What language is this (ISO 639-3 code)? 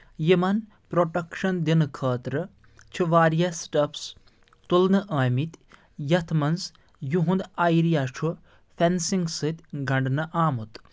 kas